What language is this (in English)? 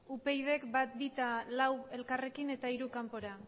Basque